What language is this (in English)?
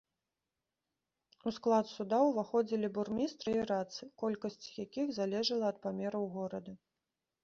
Belarusian